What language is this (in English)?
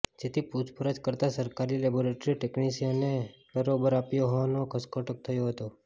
Gujarati